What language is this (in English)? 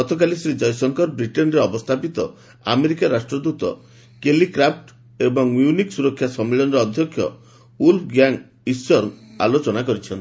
Odia